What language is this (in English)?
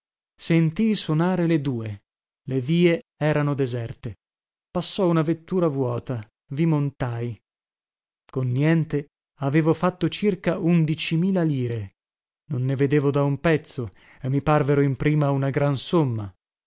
Italian